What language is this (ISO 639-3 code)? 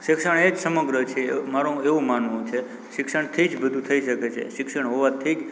guj